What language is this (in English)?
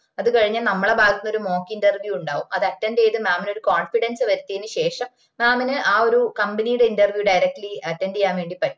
Malayalam